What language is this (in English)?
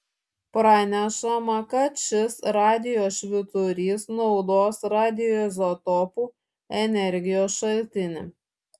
Lithuanian